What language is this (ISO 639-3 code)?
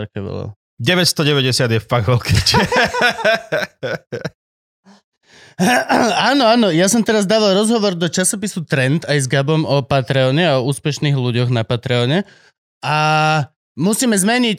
slk